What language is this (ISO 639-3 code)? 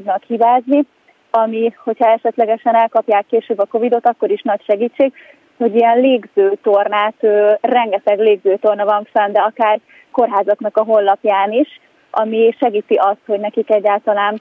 hun